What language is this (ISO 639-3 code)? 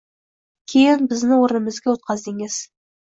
uzb